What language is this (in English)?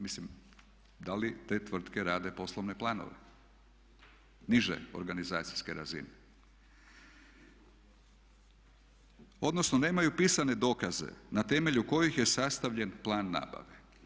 Croatian